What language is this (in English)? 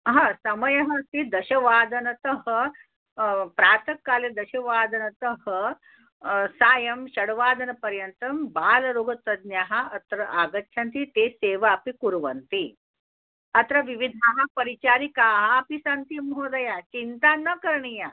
Sanskrit